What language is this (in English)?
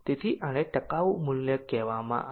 Gujarati